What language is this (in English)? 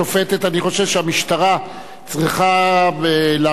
Hebrew